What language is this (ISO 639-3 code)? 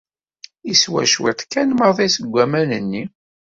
kab